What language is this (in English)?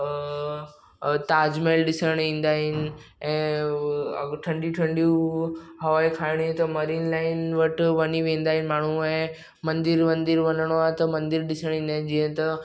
Sindhi